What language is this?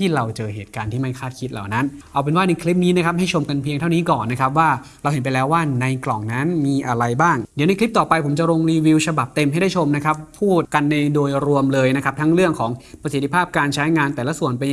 Thai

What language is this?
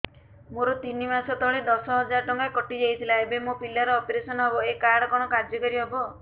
Odia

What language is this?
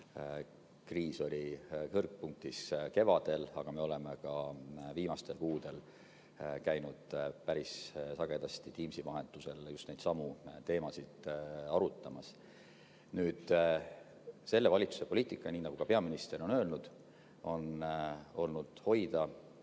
Estonian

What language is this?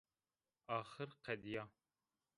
Zaza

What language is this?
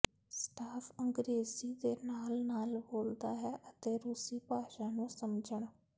Punjabi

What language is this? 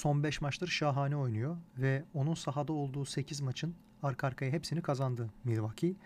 Turkish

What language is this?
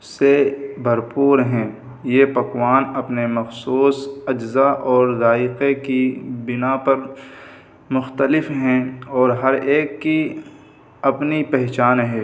Urdu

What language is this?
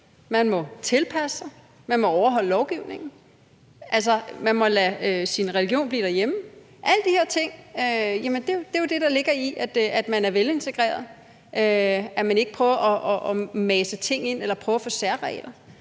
Danish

